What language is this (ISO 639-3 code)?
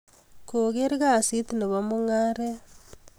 kln